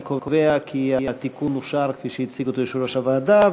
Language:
Hebrew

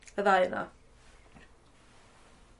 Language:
Welsh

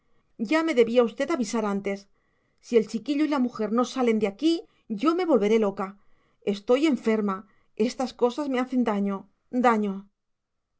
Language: Spanish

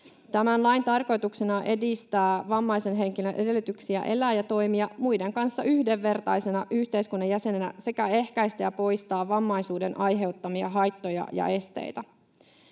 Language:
Finnish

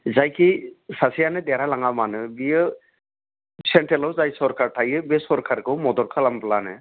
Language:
Bodo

